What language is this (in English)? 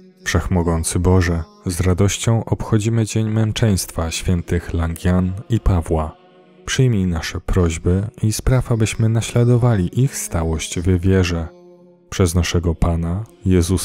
Polish